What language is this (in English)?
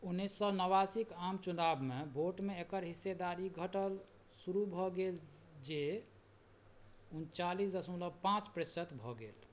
Maithili